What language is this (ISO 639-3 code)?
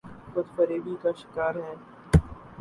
urd